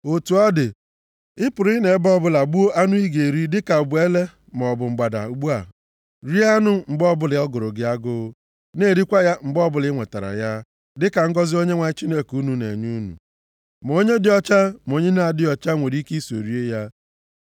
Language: Igbo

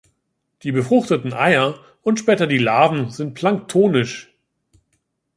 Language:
German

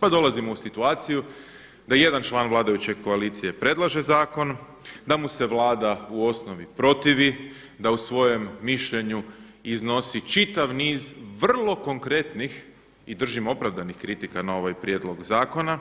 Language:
Croatian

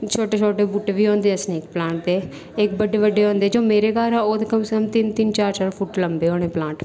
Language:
Dogri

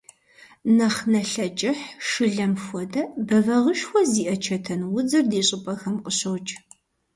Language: Kabardian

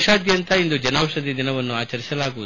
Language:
Kannada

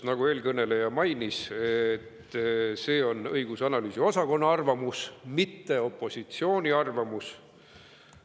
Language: Estonian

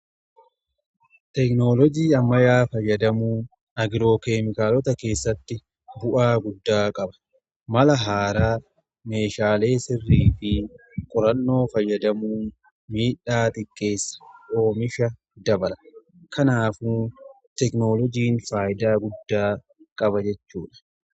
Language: Oromo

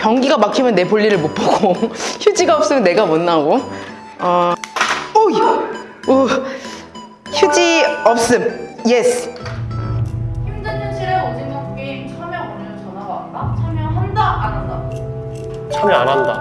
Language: Korean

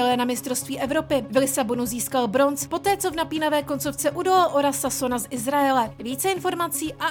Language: Czech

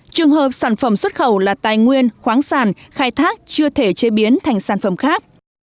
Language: Vietnamese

